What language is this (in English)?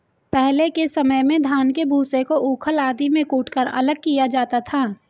Hindi